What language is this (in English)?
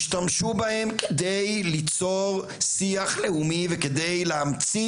Hebrew